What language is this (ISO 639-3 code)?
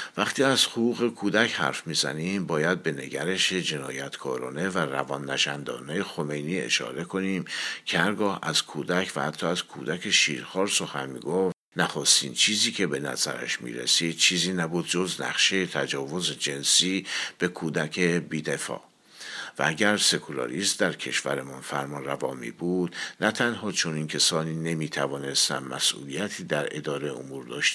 fas